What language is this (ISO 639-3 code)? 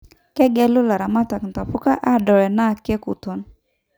mas